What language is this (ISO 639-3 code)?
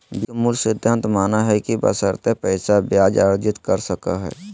mag